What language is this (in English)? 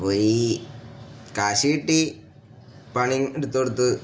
Malayalam